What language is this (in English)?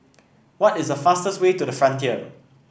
English